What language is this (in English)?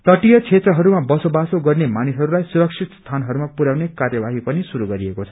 Nepali